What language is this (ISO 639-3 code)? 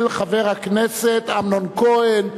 heb